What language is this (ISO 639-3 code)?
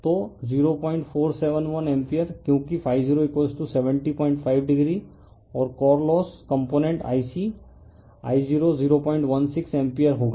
hin